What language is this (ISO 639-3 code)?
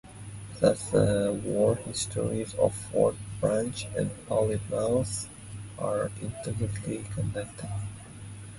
eng